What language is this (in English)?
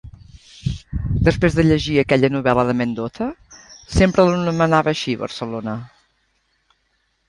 Catalan